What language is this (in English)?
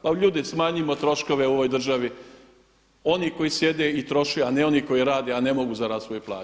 Croatian